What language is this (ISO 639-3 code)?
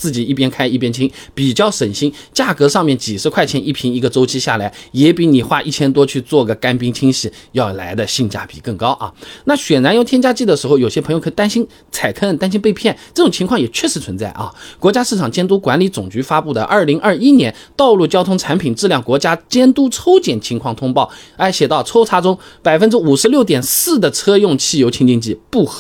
zho